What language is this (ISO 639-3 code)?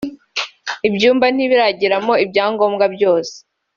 kin